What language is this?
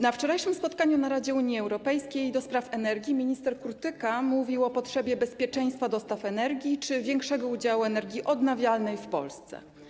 Polish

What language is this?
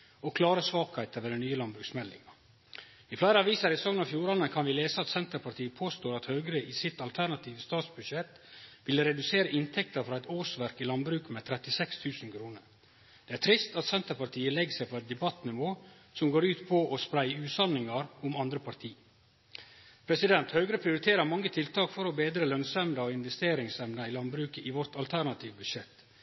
Norwegian Nynorsk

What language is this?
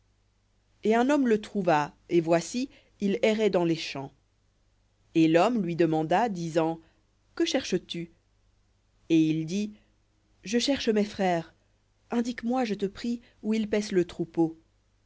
French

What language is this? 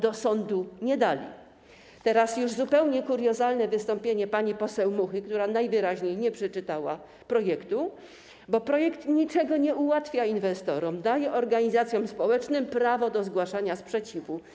Polish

